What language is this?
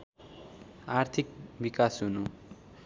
Nepali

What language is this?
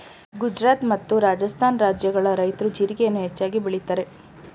Kannada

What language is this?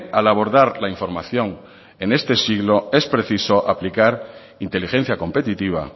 Spanish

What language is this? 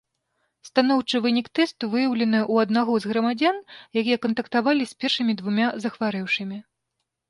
Belarusian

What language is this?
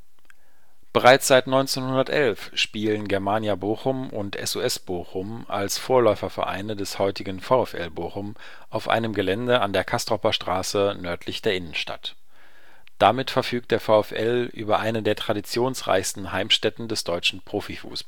German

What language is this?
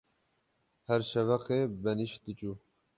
Kurdish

